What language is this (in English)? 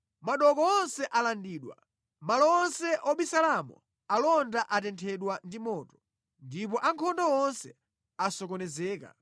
Nyanja